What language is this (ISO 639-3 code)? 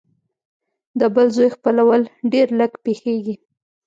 pus